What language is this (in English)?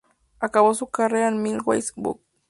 Spanish